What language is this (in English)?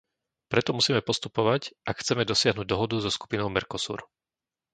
Slovak